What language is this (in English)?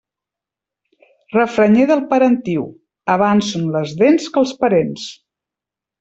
Catalan